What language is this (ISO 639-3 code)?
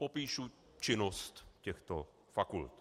ces